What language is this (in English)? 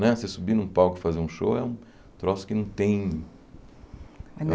Portuguese